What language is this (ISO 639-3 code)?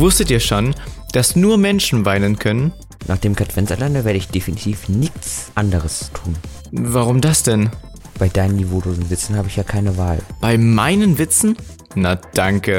deu